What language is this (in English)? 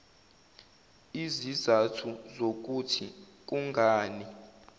Zulu